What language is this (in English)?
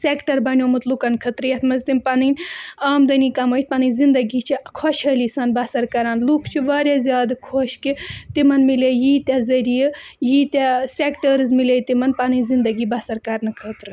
Kashmiri